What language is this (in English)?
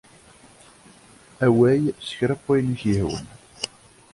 Kabyle